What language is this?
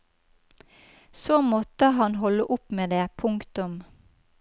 Norwegian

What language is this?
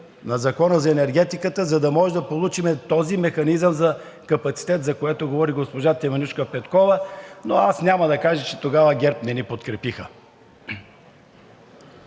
Bulgarian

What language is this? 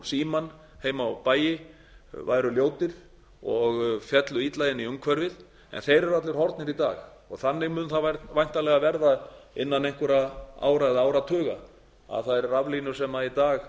Icelandic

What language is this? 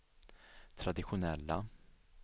Swedish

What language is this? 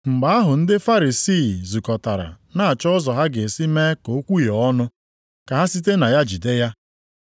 Igbo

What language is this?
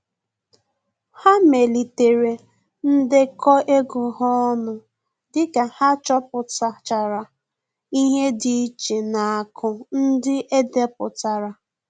Igbo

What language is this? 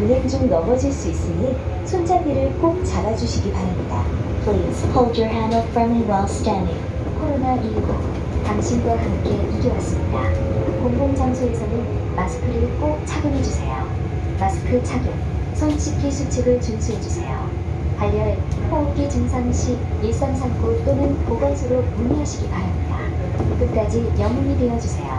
Korean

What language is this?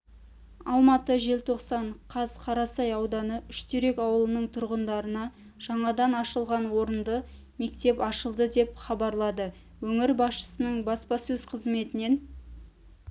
Kazakh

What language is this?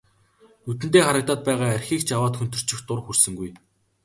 Mongolian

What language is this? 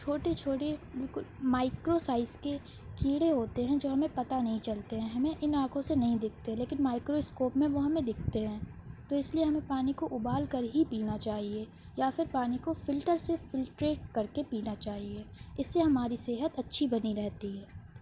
Urdu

